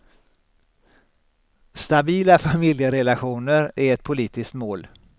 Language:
Swedish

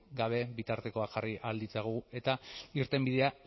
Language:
Basque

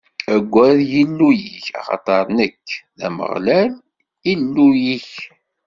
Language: Kabyle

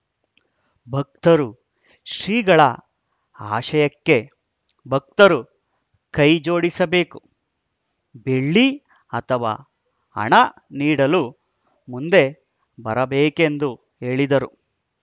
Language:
Kannada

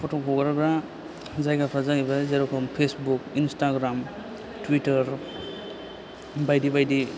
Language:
Bodo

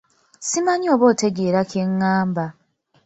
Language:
Ganda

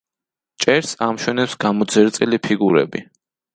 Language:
Georgian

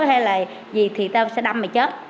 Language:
Vietnamese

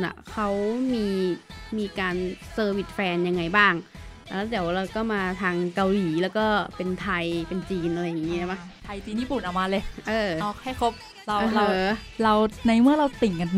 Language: Thai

